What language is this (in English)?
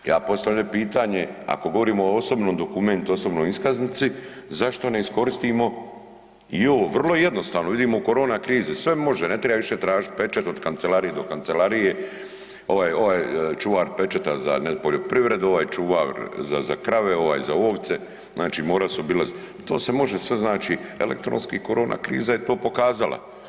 Croatian